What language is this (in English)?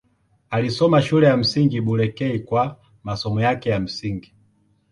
Swahili